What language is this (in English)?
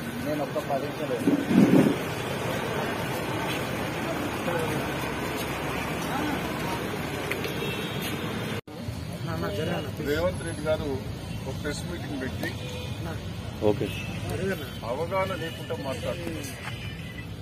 Hindi